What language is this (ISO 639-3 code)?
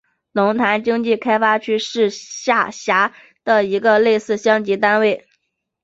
zho